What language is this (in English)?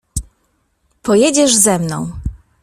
Polish